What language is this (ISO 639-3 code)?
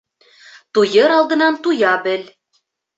bak